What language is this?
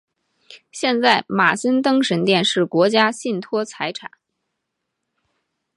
Chinese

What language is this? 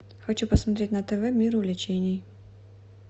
Russian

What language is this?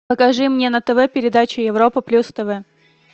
Russian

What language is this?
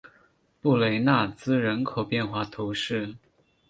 Chinese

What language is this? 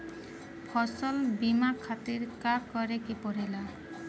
Bhojpuri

